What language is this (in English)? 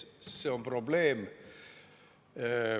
Estonian